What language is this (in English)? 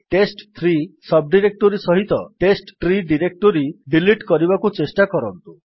Odia